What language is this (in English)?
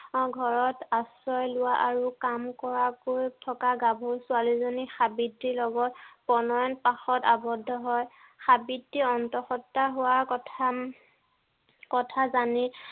Assamese